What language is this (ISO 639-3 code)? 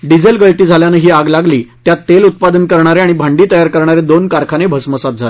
mar